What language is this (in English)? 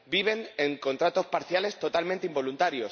Spanish